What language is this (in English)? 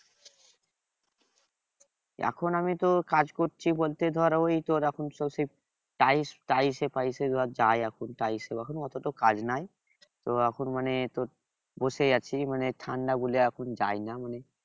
Bangla